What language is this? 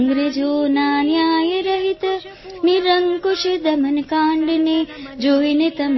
Gujarati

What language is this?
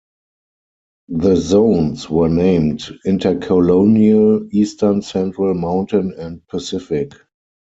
English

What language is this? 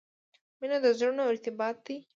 Pashto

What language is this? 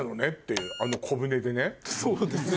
Japanese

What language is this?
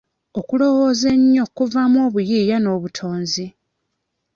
Ganda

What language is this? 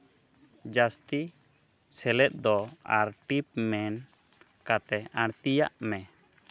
Santali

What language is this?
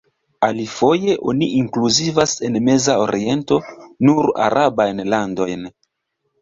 Esperanto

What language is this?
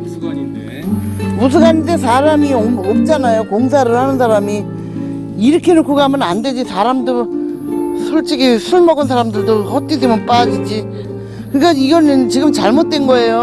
Korean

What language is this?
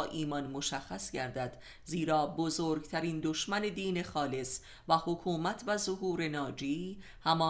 Persian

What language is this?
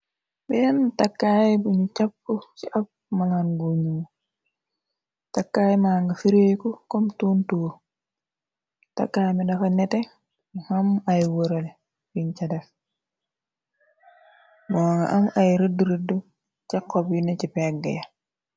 Wolof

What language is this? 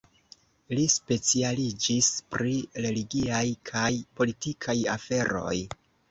Esperanto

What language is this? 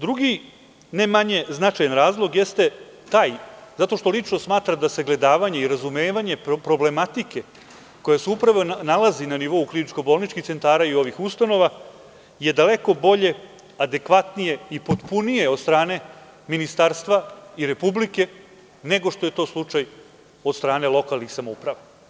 Serbian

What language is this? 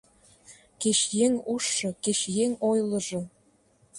Mari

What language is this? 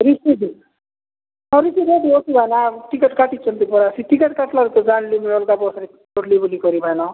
Odia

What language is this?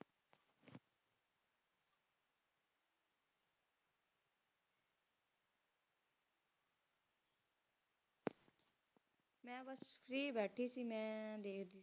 Punjabi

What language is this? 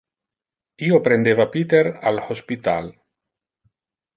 Interlingua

